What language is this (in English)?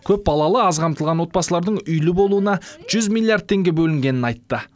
Kazakh